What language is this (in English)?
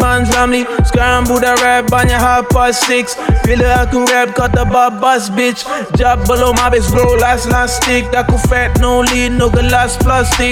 Malay